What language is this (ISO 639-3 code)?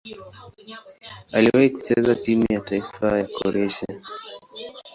swa